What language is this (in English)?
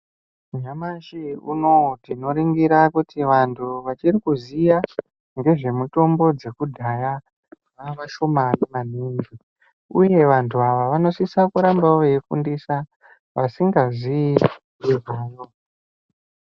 Ndau